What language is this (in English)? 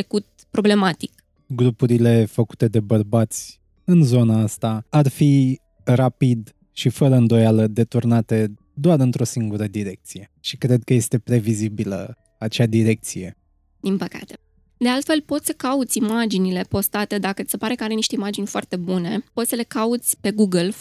Romanian